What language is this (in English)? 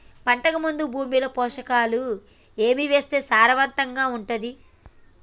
Telugu